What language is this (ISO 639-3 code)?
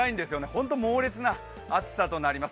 jpn